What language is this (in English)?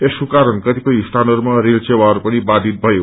Nepali